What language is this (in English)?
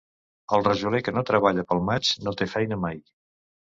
Catalan